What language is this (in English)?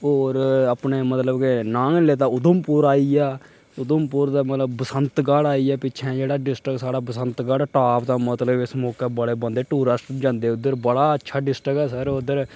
Dogri